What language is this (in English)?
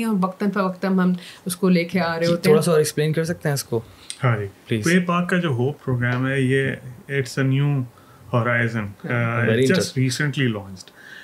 Urdu